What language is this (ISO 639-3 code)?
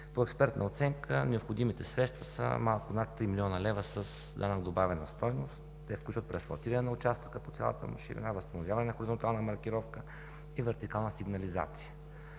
bul